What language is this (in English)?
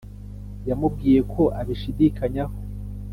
Kinyarwanda